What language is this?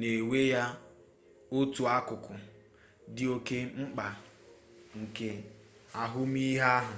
Igbo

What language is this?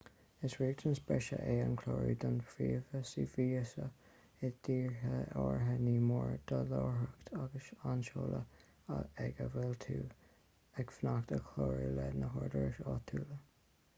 Irish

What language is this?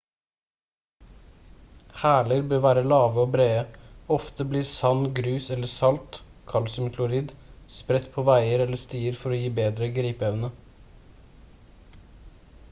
Norwegian Bokmål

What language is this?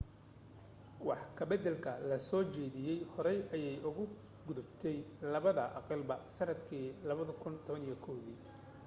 Somali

